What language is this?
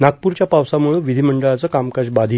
Marathi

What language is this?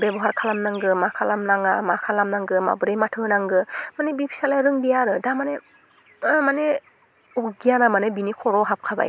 Bodo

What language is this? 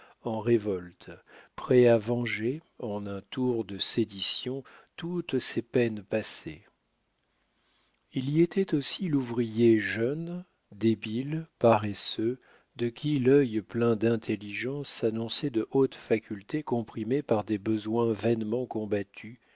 French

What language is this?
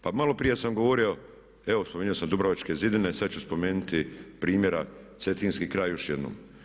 Croatian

